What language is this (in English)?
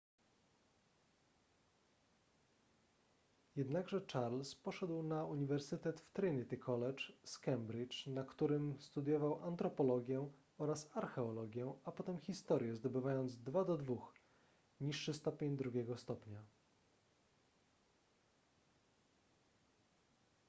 Polish